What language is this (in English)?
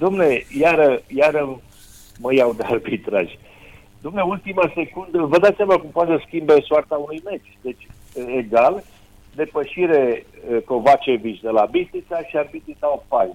Romanian